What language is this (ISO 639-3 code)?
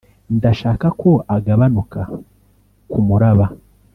kin